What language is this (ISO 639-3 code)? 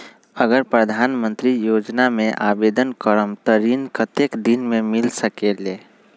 mag